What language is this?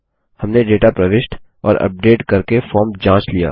Hindi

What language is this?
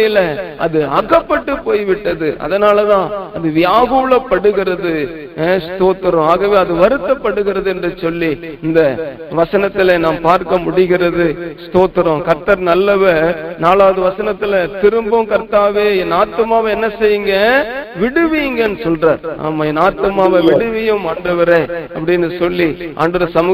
Tamil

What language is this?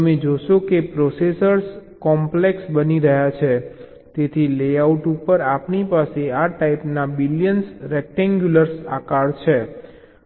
Gujarati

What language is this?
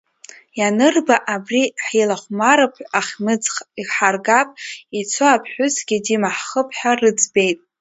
Abkhazian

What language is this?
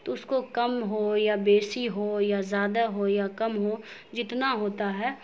Urdu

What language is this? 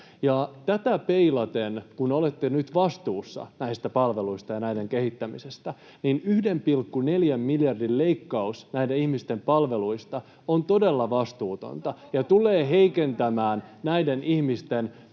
Finnish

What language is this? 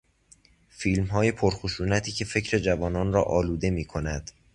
Persian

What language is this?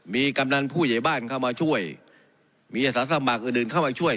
Thai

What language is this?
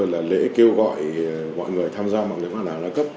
Vietnamese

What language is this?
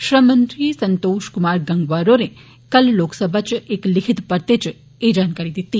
Dogri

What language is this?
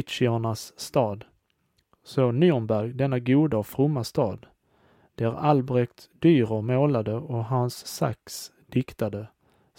Swedish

